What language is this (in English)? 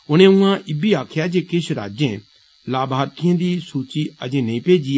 Dogri